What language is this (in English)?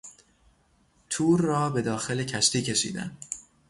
Persian